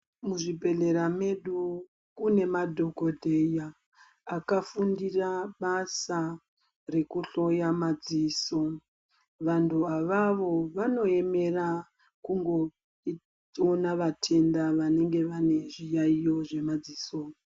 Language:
Ndau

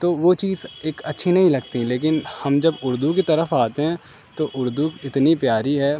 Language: Urdu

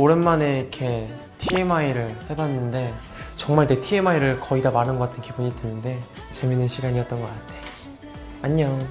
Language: Korean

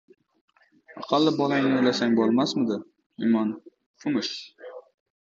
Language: Uzbek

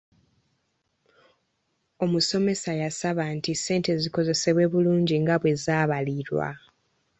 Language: Ganda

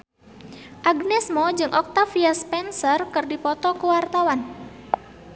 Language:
Sundanese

